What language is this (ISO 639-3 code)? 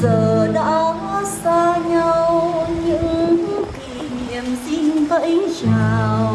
vie